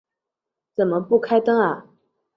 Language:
Chinese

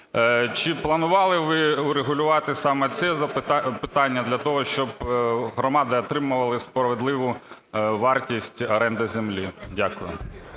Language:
Ukrainian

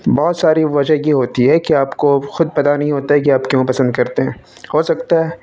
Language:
Urdu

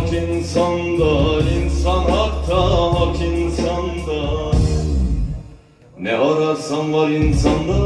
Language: Turkish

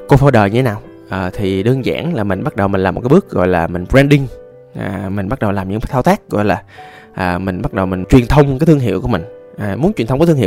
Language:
Vietnamese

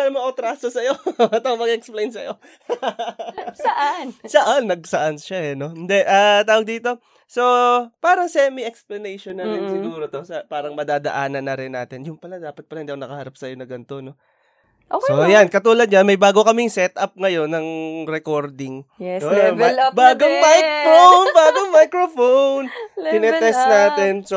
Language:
Filipino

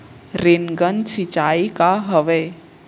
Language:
Chhattisgarhi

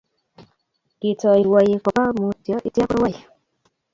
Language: Kalenjin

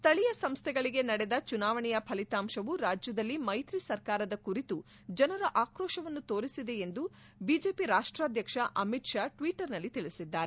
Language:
Kannada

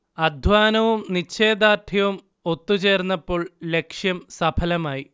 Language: Malayalam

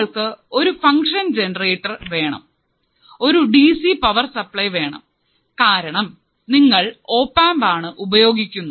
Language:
Malayalam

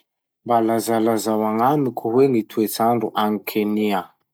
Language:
Masikoro Malagasy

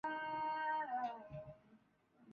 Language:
Swahili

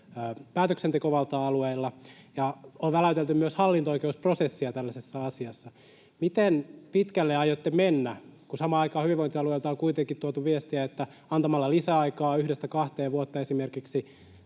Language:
Finnish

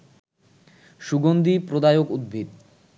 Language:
Bangla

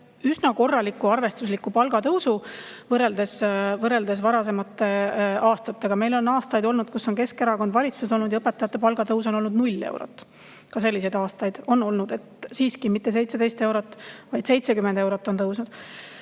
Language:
Estonian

